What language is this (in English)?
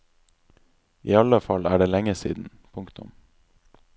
Norwegian